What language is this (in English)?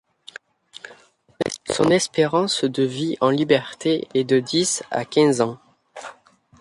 French